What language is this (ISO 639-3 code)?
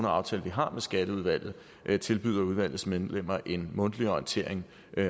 dan